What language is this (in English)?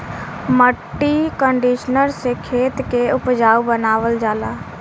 Bhojpuri